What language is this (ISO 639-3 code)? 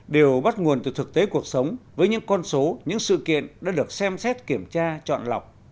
vie